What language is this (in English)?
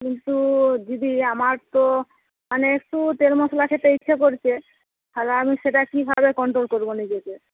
Bangla